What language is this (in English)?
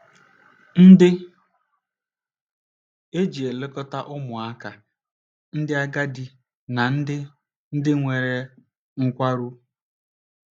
Igbo